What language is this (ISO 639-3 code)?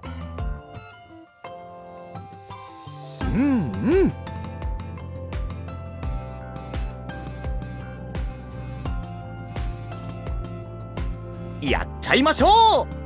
jpn